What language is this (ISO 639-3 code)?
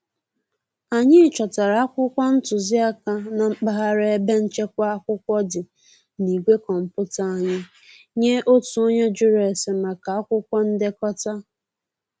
ibo